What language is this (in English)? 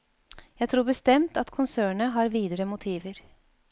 Norwegian